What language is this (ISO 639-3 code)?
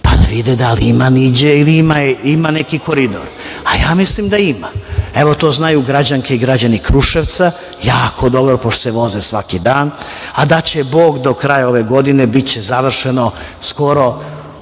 srp